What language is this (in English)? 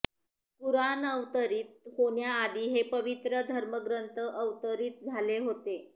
Marathi